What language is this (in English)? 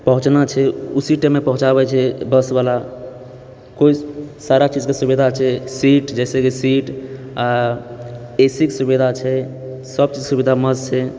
Maithili